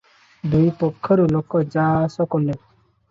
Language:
Odia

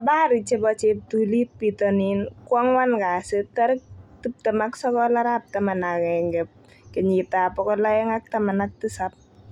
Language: Kalenjin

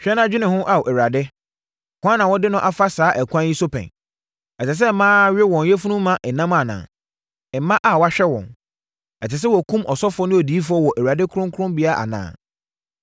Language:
Akan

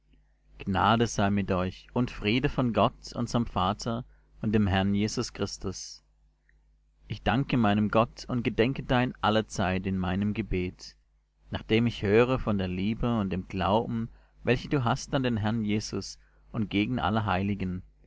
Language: German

